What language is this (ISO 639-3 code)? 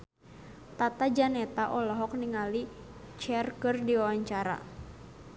sun